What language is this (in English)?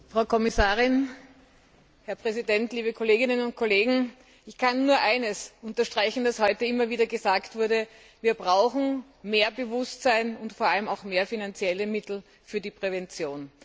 German